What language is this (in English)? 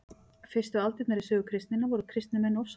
Icelandic